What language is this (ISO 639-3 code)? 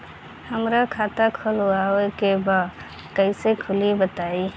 bho